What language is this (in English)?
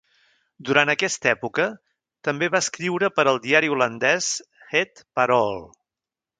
Catalan